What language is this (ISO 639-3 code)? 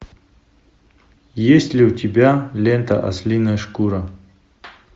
rus